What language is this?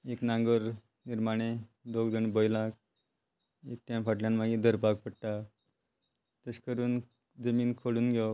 Konkani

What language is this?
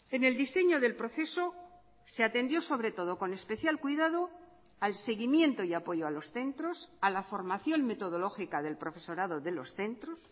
Spanish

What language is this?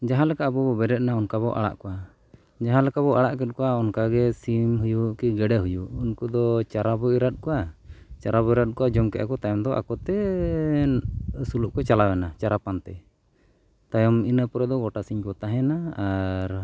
Santali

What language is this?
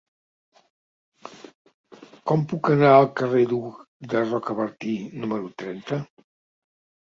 Catalan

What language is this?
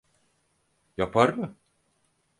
Turkish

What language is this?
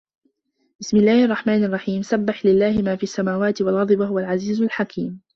Arabic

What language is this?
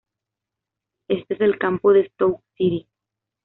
Spanish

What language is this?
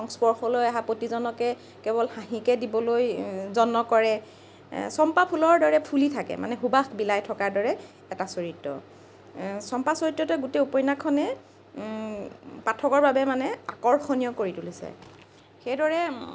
Assamese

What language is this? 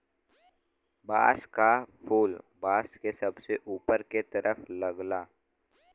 Bhojpuri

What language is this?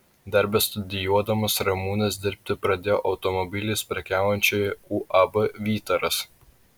Lithuanian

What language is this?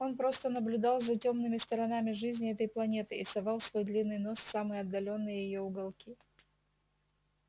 Russian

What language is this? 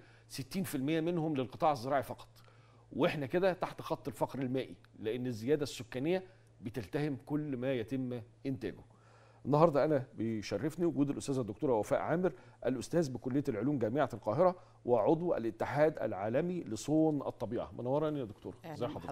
Arabic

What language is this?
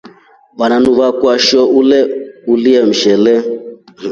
Rombo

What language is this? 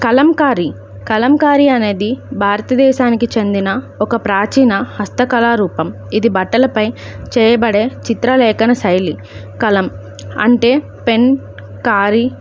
Telugu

